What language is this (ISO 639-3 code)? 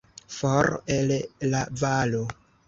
epo